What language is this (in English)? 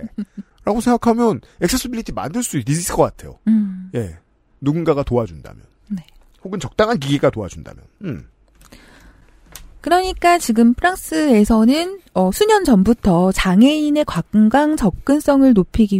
Korean